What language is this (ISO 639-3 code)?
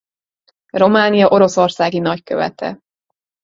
hun